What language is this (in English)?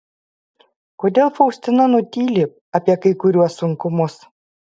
Lithuanian